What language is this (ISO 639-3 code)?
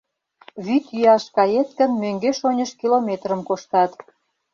chm